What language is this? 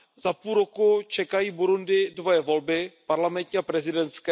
Czech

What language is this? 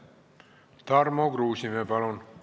Estonian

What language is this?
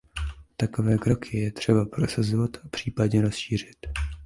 Czech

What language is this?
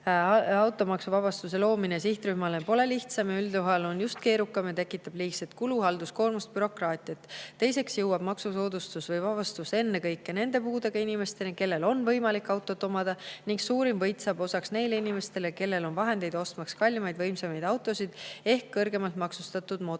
Estonian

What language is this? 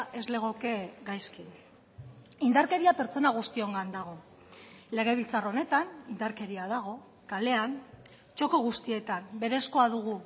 Basque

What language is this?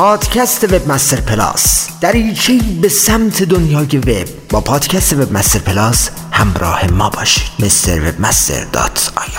Persian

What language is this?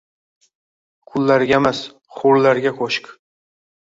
Uzbek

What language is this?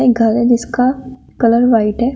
Hindi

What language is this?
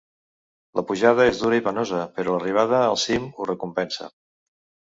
Catalan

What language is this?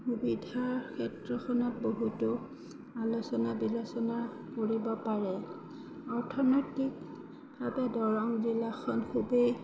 Assamese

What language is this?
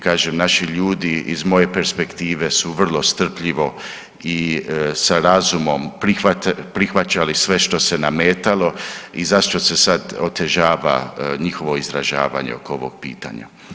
Croatian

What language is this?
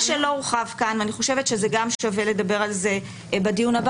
Hebrew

